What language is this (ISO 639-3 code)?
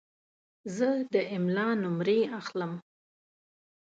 pus